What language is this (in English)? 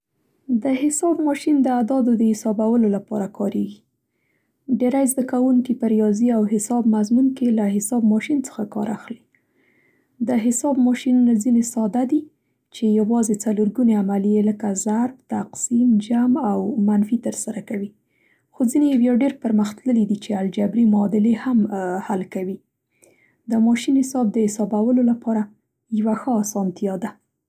Central Pashto